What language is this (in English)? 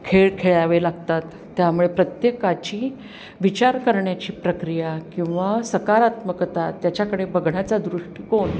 Marathi